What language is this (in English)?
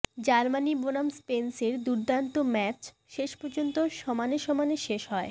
Bangla